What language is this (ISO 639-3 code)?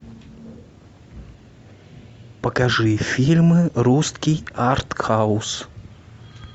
rus